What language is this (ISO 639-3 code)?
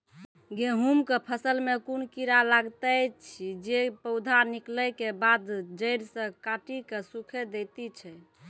mai